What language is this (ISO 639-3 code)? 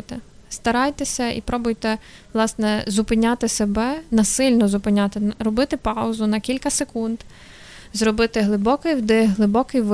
ukr